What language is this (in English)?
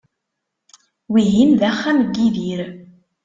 Kabyle